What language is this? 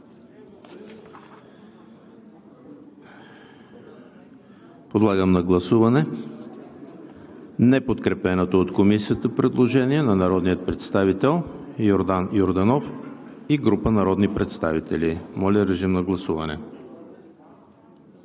Bulgarian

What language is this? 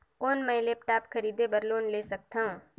Chhattisgarhi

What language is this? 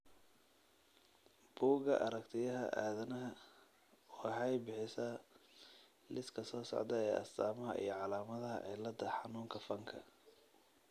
Somali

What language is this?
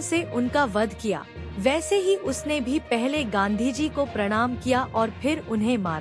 Hindi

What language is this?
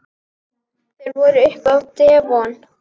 Icelandic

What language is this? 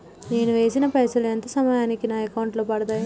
Telugu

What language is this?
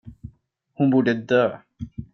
Swedish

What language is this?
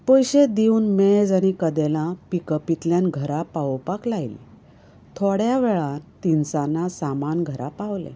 Konkani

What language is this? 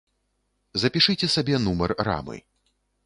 Belarusian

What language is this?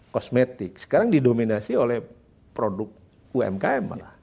Indonesian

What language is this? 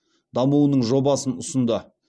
Kazakh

